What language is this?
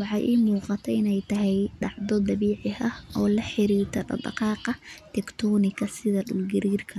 Somali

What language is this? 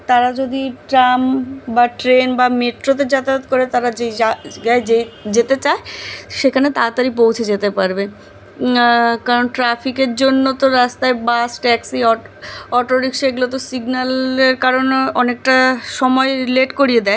Bangla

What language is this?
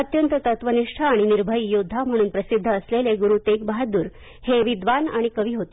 Marathi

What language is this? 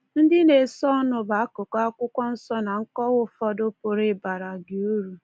Igbo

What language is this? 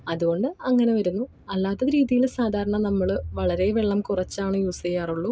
Malayalam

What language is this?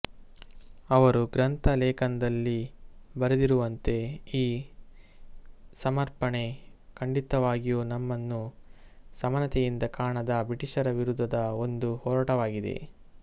Kannada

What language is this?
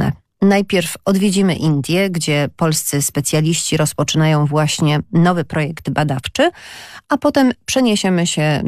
Polish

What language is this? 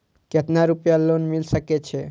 Maithili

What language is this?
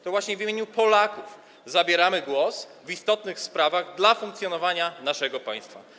Polish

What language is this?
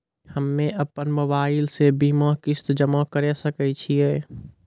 Maithili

